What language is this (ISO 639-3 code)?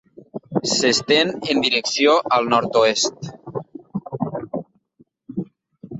cat